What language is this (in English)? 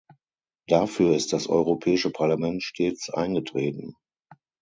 German